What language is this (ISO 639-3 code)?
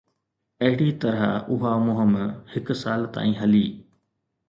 snd